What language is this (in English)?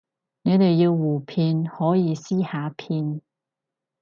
Cantonese